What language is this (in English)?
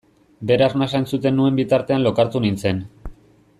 Basque